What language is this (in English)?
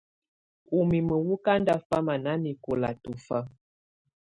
Tunen